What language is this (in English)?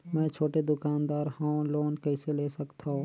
Chhattisgarhi